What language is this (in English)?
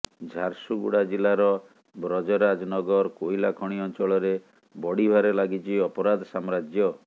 Odia